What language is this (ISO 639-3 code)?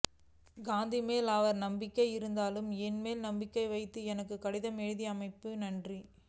tam